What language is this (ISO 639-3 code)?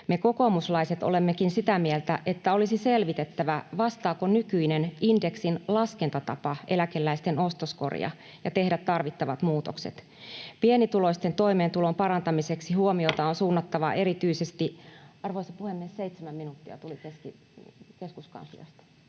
fin